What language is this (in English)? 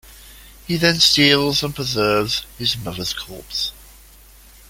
English